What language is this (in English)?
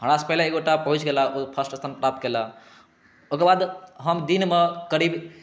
Maithili